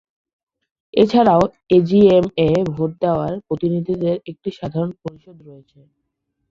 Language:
Bangla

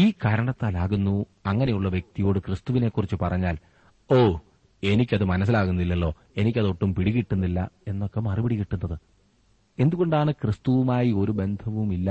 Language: Malayalam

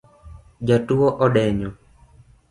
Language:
Luo (Kenya and Tanzania)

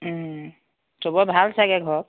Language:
Assamese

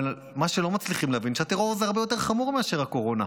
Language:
Hebrew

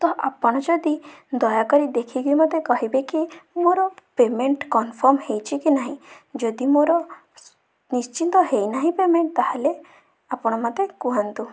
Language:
Odia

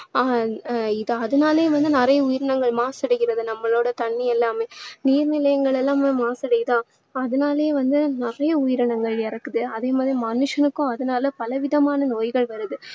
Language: Tamil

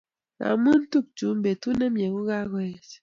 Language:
Kalenjin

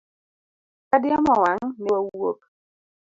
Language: Luo (Kenya and Tanzania)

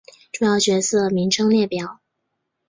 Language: Chinese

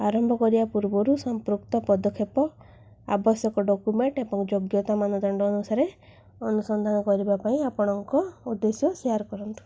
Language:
Odia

